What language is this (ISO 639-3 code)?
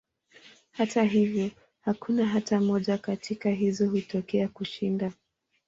swa